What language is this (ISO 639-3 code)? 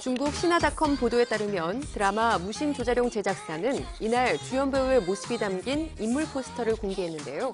kor